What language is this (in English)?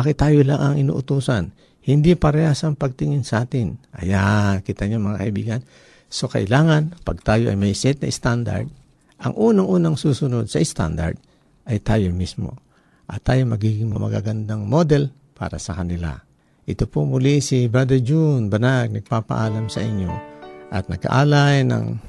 Filipino